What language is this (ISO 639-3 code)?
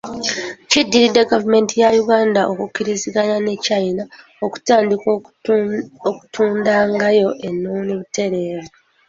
lug